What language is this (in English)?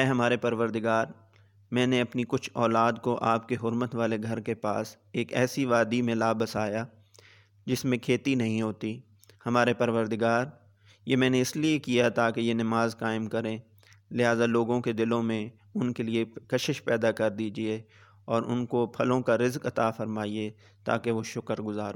Urdu